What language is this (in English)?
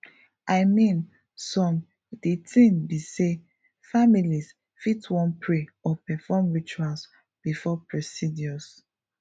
Nigerian Pidgin